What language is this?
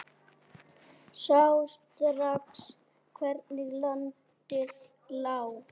Icelandic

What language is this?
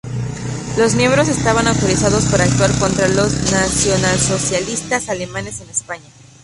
Spanish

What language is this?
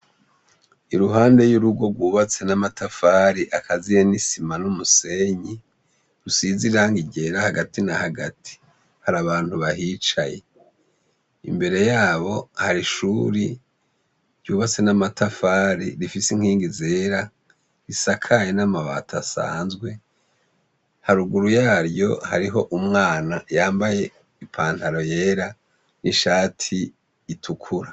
Rundi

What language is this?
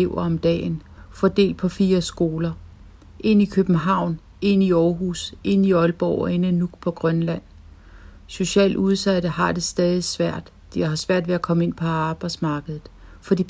Danish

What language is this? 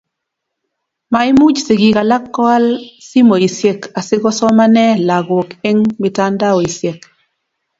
Kalenjin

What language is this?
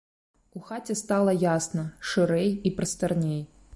Belarusian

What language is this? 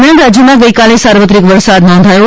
Gujarati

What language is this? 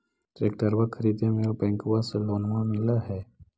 Magahi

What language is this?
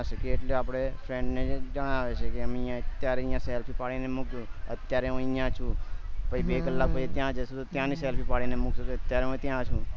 Gujarati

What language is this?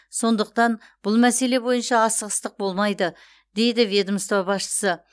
Kazakh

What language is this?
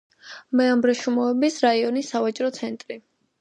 Georgian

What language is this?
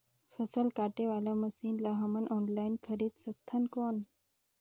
Chhattisgarhi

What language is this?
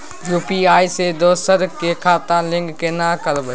Maithili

